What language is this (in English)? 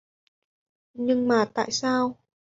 Vietnamese